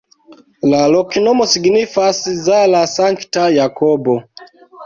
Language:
Esperanto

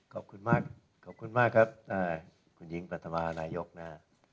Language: Thai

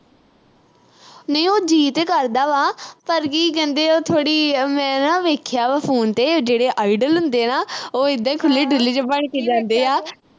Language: Punjabi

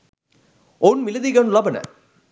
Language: Sinhala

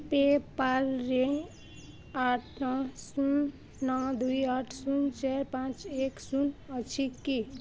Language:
Odia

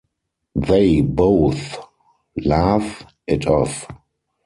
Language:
English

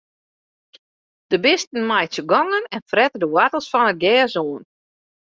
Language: Western Frisian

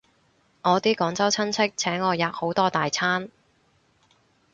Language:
Cantonese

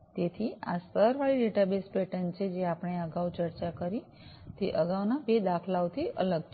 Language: Gujarati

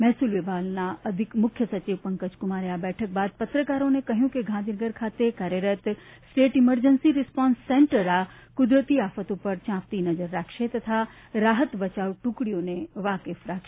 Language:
Gujarati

